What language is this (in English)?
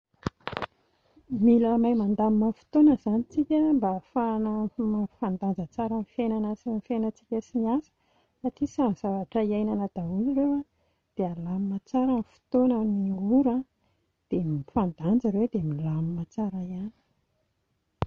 Malagasy